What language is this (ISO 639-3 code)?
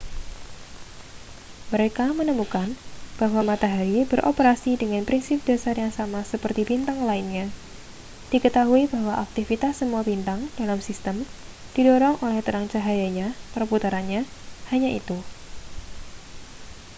ind